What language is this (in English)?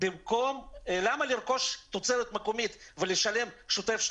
Hebrew